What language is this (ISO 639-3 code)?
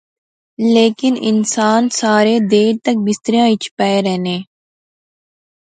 phr